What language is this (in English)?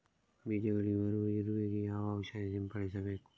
Kannada